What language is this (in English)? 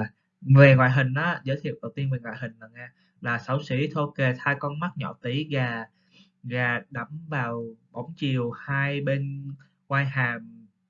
Vietnamese